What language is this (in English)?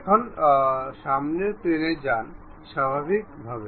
Bangla